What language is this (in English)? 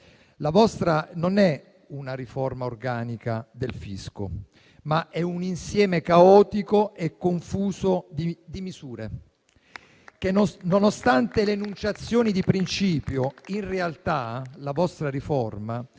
Italian